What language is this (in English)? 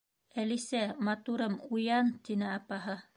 Bashkir